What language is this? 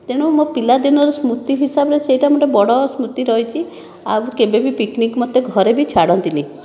Odia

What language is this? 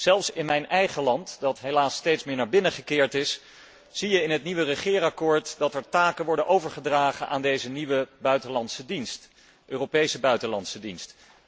Dutch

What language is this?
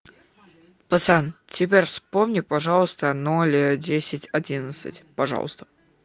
Russian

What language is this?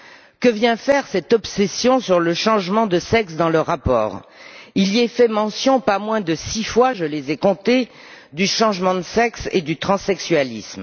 French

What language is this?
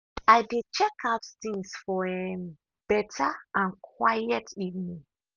Nigerian Pidgin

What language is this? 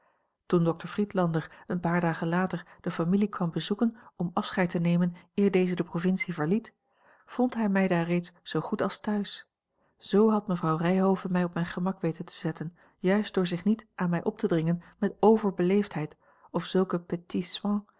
Dutch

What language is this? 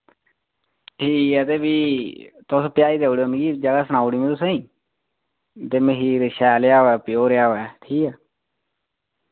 Dogri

